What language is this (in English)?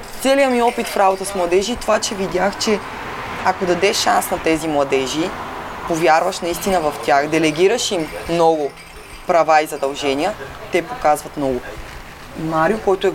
Bulgarian